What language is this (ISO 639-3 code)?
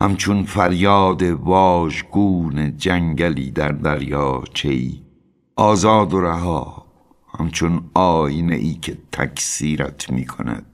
fas